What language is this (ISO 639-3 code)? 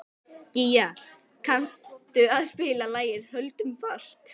isl